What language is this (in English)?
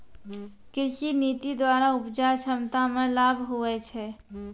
Maithili